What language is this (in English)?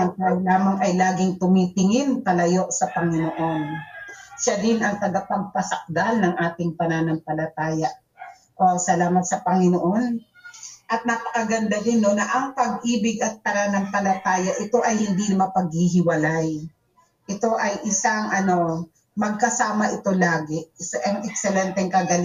Filipino